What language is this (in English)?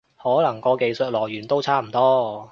Cantonese